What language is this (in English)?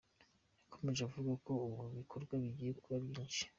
Kinyarwanda